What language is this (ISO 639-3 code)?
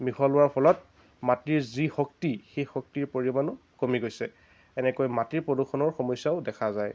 asm